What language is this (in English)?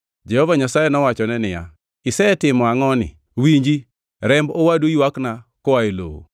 Luo (Kenya and Tanzania)